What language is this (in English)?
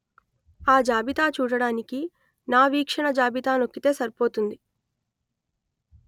Telugu